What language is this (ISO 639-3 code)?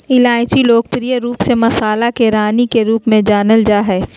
mag